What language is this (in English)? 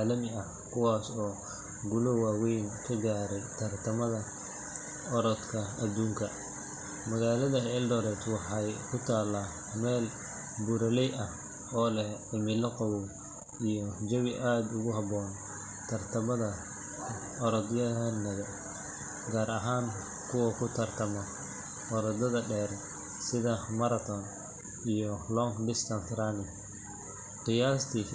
Somali